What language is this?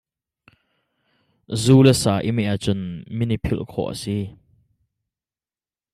Hakha Chin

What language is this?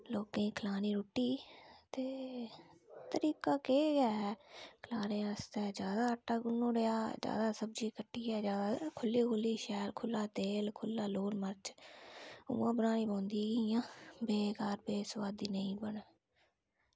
Dogri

